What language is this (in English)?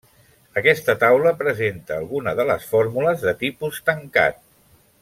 Catalan